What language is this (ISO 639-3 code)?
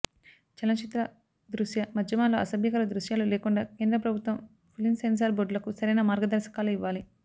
tel